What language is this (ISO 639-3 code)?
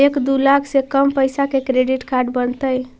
mag